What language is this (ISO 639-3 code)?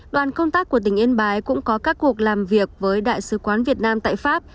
vie